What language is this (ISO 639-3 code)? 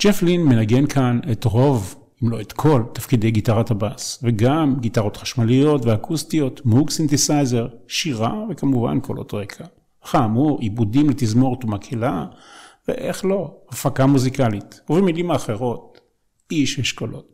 heb